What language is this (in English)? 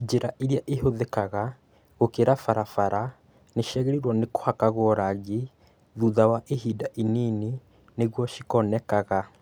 Kikuyu